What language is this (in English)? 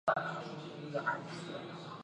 Chinese